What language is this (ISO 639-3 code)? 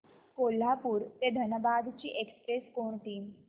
mar